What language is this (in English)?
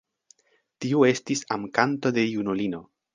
Esperanto